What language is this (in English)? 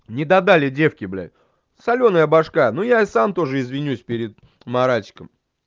Russian